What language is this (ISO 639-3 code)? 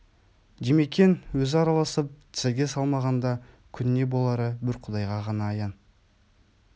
kaz